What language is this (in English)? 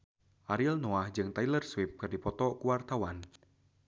Sundanese